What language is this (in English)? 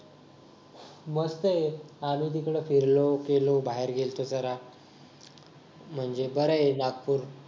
Marathi